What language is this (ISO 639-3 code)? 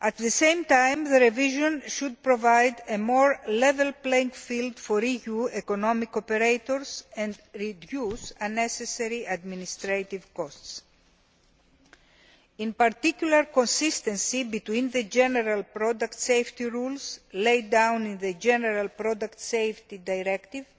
eng